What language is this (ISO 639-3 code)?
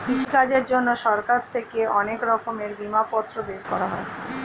ben